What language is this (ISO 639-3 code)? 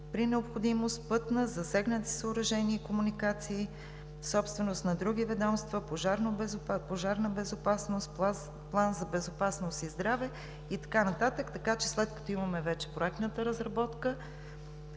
bul